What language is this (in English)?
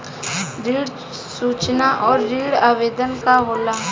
Bhojpuri